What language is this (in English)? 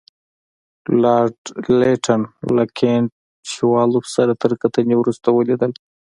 Pashto